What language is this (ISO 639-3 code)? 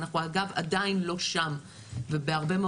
heb